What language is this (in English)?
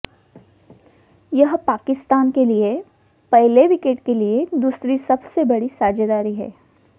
Hindi